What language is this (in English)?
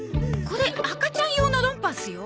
Japanese